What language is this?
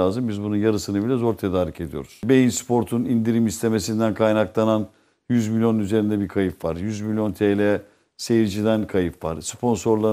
Turkish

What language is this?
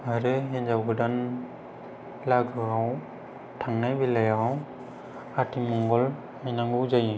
Bodo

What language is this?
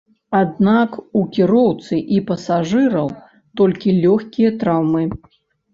Belarusian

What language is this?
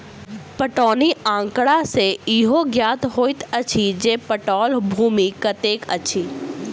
Maithili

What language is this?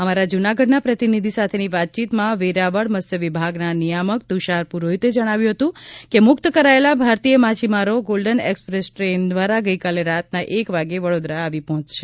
Gujarati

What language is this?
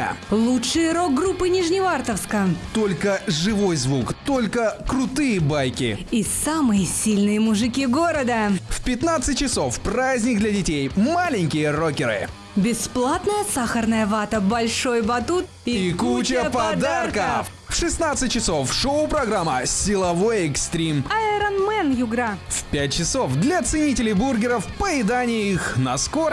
Russian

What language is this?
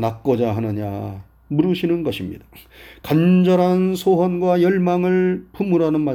Korean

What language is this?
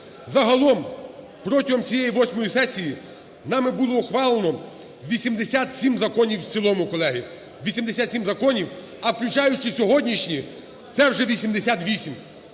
Ukrainian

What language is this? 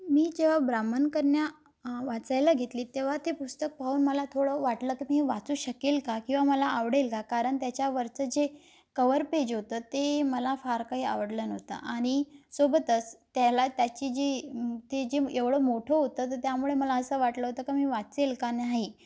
Marathi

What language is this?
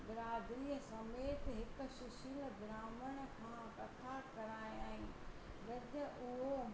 Sindhi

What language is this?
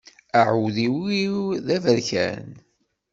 Kabyle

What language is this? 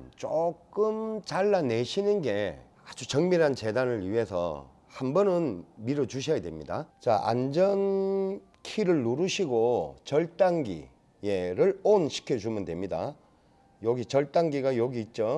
Korean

